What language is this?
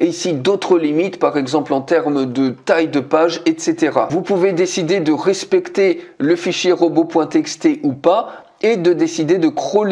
French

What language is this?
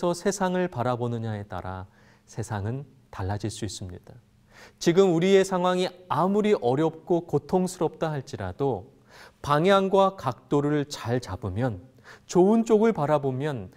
Korean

